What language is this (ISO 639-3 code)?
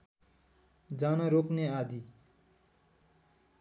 nep